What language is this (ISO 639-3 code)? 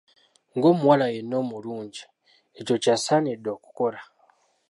lug